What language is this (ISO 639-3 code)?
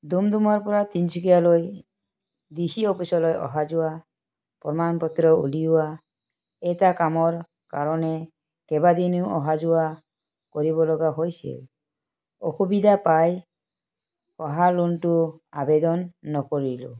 asm